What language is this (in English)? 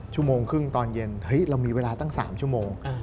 Thai